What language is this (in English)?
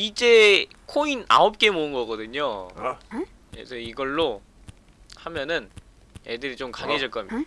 Korean